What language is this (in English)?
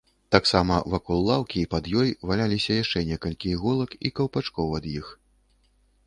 Belarusian